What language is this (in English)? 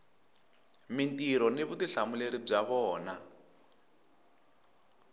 Tsonga